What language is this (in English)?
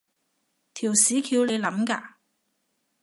Cantonese